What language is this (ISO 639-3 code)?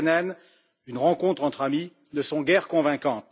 fra